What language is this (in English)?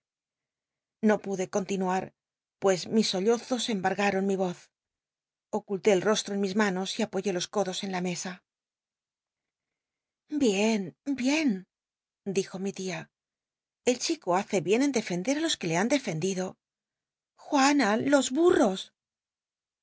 Spanish